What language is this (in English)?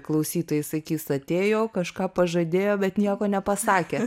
Lithuanian